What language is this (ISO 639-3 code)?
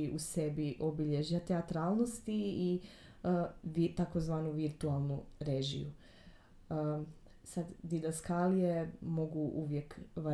hrv